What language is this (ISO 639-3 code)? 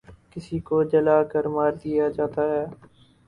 urd